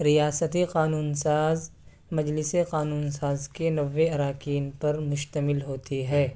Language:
Urdu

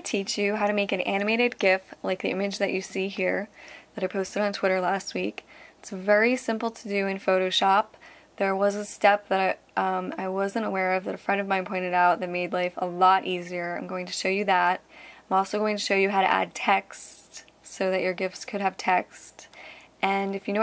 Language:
English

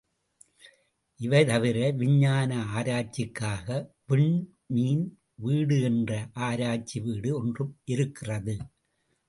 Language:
Tamil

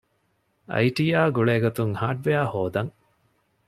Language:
Divehi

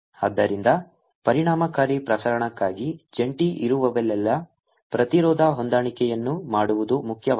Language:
Kannada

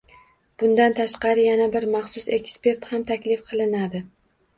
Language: Uzbek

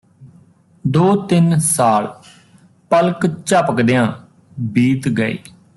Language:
Punjabi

